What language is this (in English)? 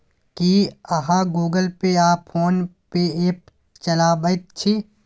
Maithili